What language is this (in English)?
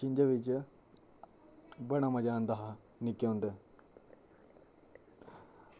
Dogri